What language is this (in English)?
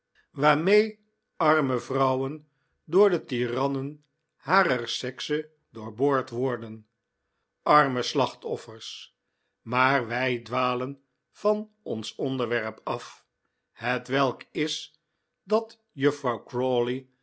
Dutch